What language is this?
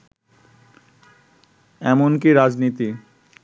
Bangla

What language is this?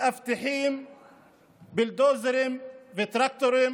Hebrew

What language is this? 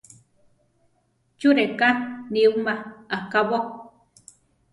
Central Tarahumara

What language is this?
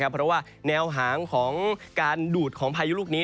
Thai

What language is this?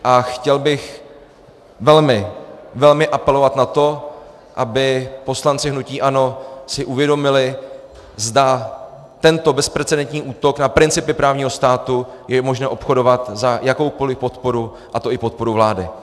Czech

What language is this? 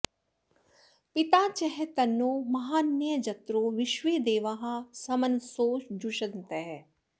Sanskrit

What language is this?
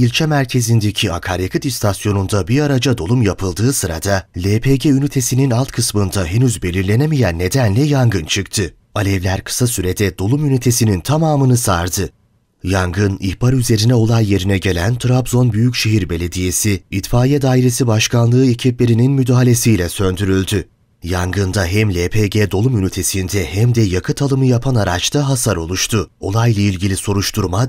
Turkish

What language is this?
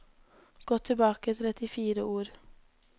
Norwegian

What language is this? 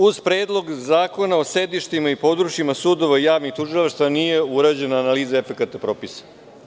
Serbian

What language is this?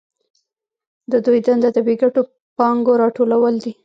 Pashto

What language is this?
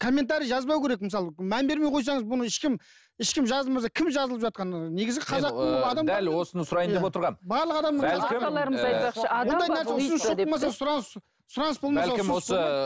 Kazakh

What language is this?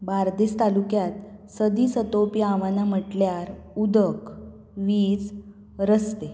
Konkani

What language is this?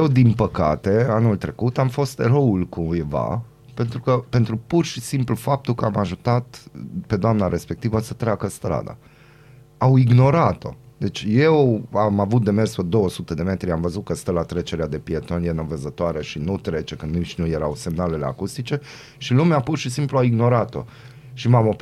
Romanian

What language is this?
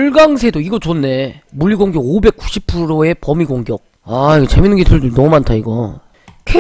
Korean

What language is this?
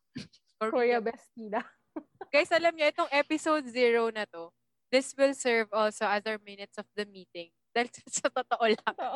Filipino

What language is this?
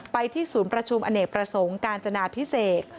Thai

